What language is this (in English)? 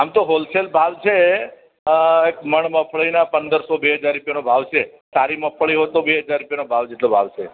Gujarati